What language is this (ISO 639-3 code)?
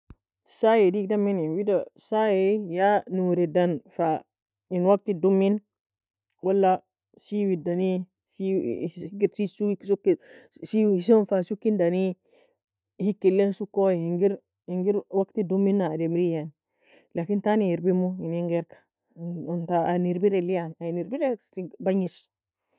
fia